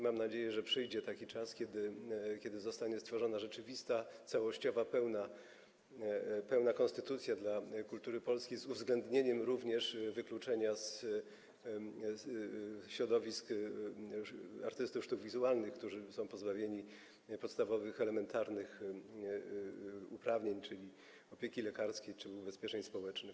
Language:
Polish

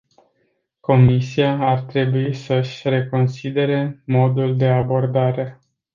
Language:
Romanian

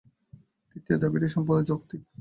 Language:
Bangla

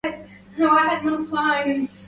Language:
Arabic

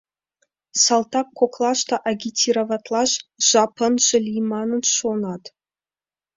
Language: Mari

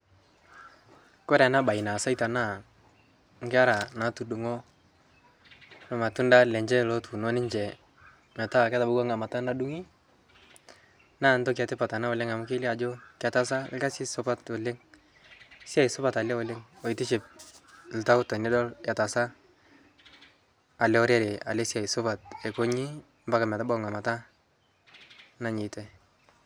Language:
Masai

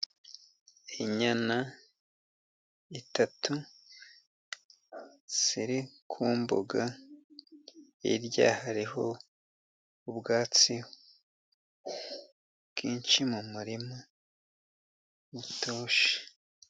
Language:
Kinyarwanda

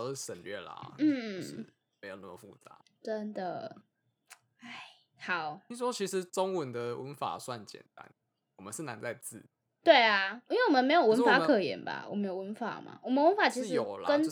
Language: Chinese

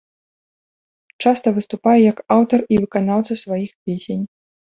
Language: Belarusian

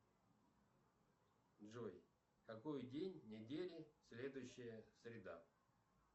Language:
Russian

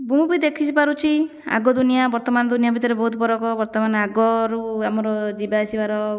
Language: Odia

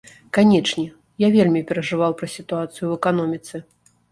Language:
Belarusian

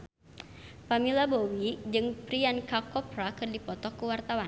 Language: Sundanese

